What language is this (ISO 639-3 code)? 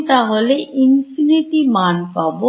ben